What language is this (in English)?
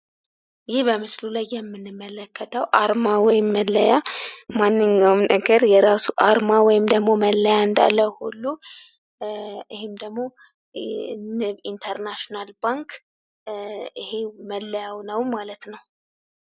Amharic